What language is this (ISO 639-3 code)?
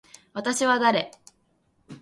jpn